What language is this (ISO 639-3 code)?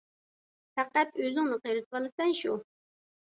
uig